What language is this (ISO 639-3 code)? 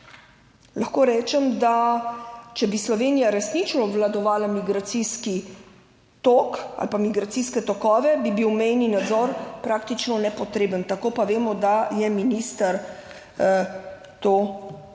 slv